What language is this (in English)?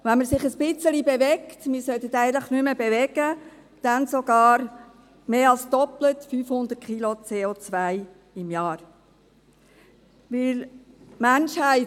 Swiss German